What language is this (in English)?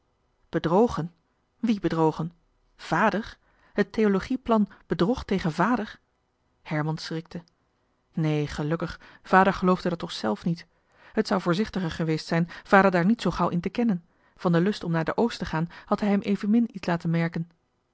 Dutch